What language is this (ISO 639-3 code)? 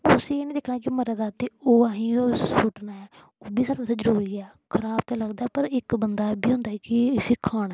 doi